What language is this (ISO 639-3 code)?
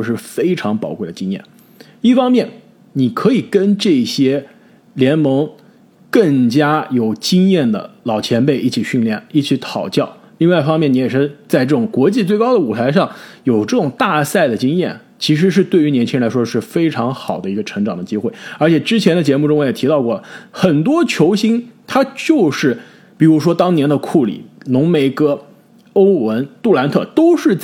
zho